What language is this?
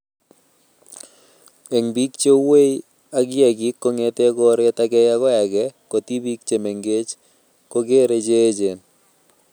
Kalenjin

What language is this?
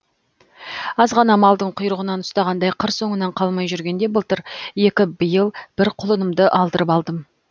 Kazakh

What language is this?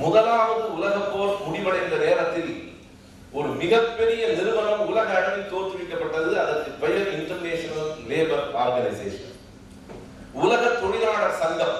Tamil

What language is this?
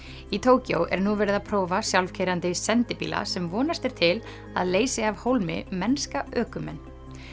Icelandic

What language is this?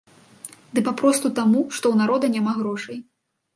Belarusian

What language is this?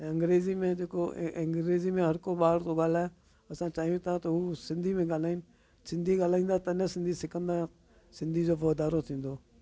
Sindhi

